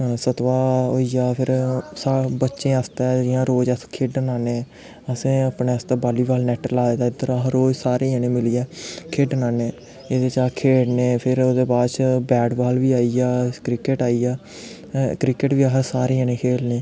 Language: Dogri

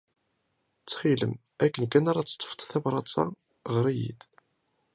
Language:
Kabyle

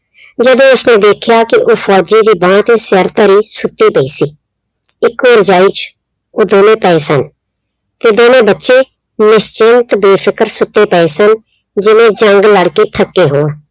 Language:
Punjabi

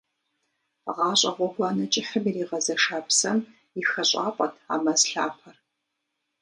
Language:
Kabardian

